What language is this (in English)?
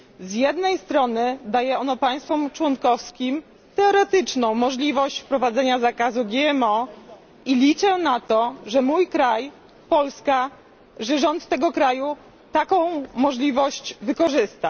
Polish